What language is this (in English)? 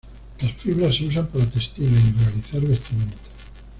Spanish